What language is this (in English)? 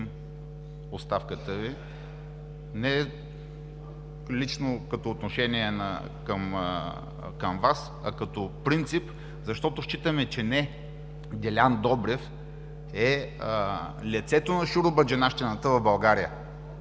Bulgarian